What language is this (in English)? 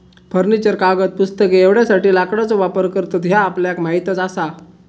Marathi